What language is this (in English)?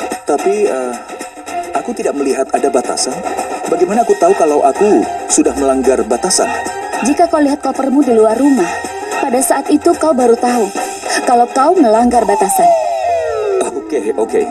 Indonesian